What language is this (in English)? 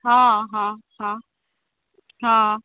Maithili